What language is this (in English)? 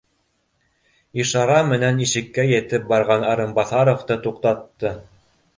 Bashkir